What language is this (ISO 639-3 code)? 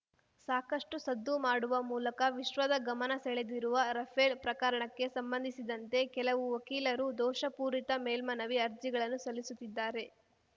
kan